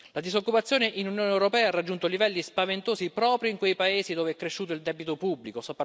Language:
Italian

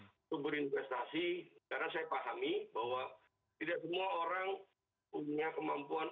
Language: Indonesian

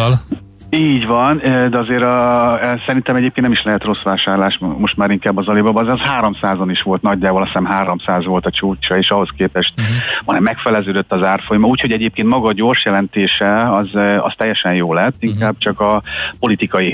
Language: Hungarian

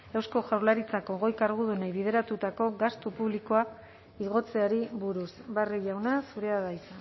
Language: Basque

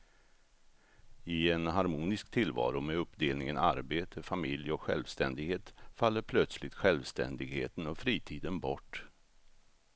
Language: Swedish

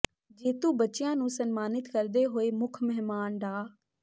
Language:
Punjabi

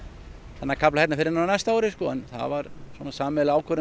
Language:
Icelandic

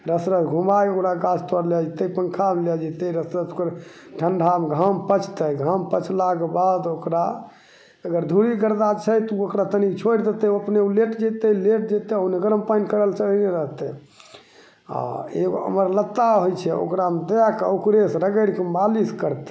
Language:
Maithili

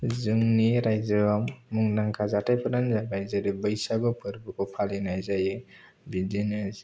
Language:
Bodo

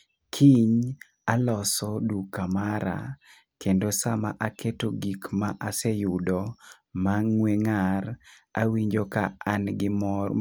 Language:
Luo (Kenya and Tanzania)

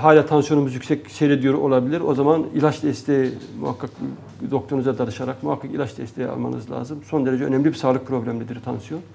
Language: Turkish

